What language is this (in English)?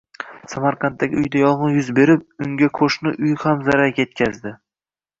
Uzbek